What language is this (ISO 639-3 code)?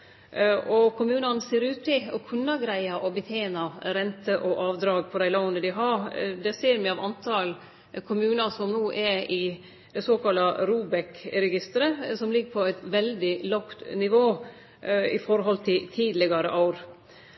nno